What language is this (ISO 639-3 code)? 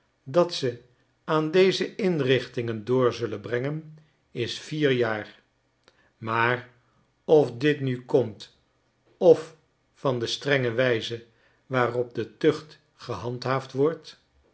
nld